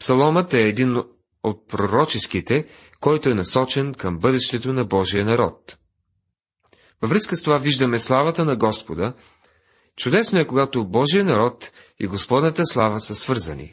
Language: Bulgarian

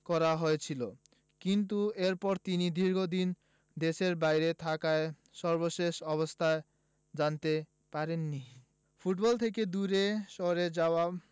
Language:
Bangla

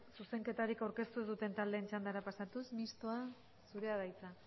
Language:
Basque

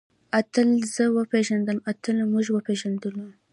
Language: Pashto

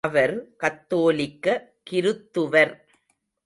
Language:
Tamil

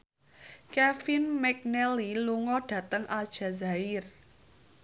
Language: Javanese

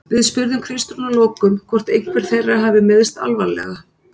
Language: Icelandic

